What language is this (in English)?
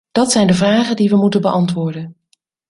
Dutch